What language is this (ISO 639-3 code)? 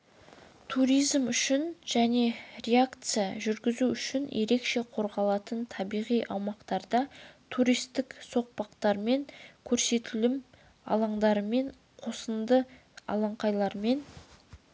kaz